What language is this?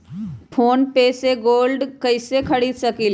Magahi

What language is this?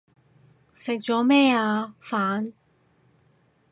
Cantonese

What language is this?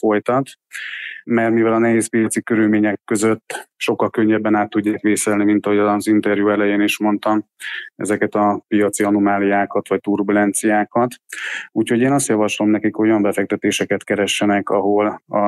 Hungarian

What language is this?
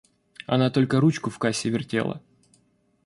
Russian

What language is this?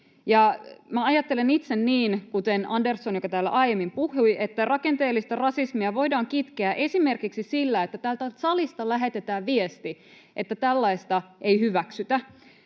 Finnish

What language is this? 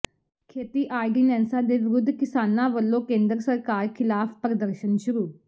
Punjabi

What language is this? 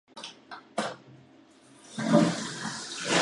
Chinese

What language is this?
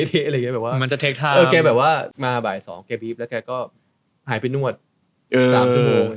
Thai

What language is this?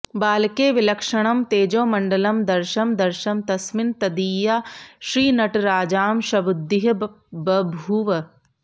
Sanskrit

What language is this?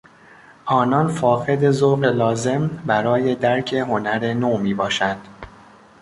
Persian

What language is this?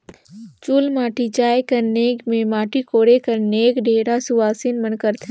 Chhattisgarhi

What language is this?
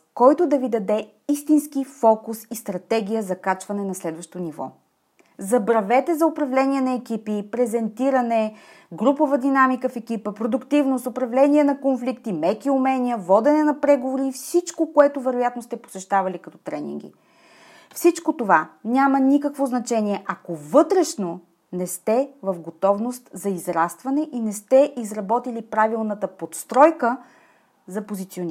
Bulgarian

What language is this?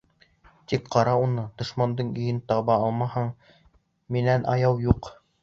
Bashkir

